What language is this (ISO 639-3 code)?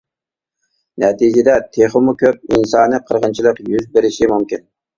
uig